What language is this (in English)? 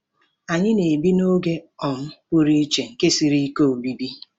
Igbo